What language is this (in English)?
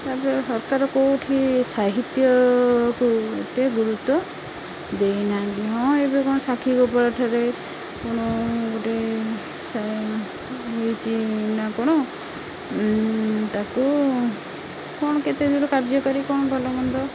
Odia